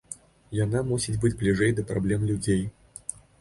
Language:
Belarusian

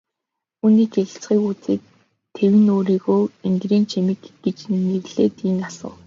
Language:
Mongolian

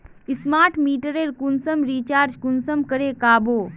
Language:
Magahi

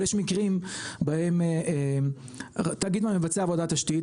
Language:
Hebrew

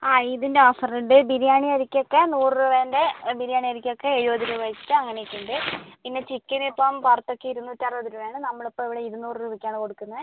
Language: Malayalam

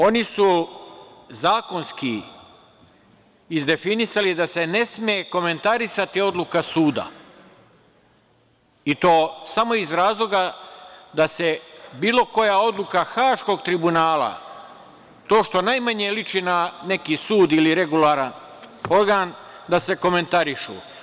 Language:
Serbian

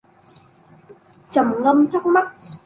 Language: Vietnamese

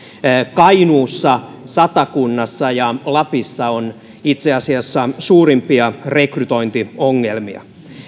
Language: Finnish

